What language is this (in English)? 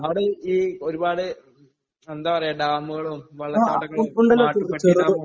Malayalam